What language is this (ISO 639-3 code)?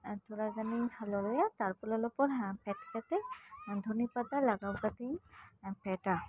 sat